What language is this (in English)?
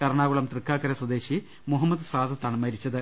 Malayalam